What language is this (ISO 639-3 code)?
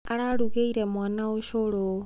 kik